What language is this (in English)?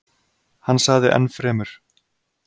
Icelandic